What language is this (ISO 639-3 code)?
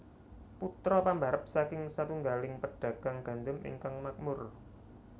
jav